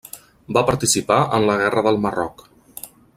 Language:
Catalan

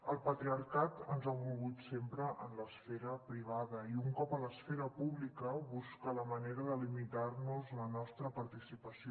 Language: Catalan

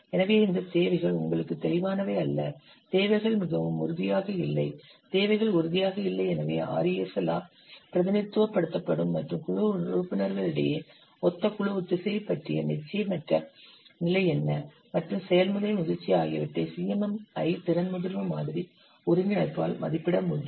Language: Tamil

